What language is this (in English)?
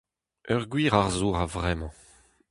Breton